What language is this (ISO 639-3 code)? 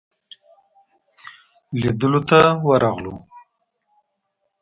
pus